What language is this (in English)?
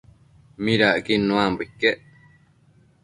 Matsés